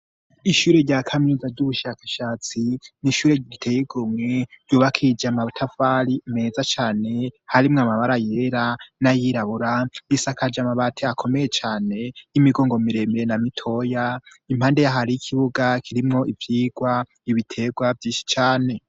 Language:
Rundi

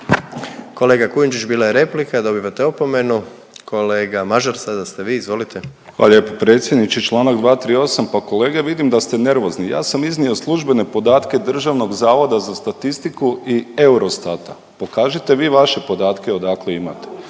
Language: Croatian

